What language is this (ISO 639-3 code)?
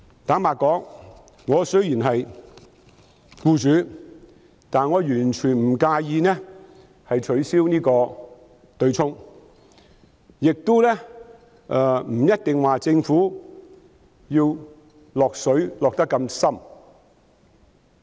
yue